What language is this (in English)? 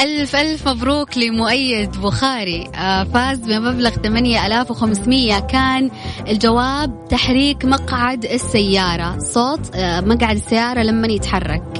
Arabic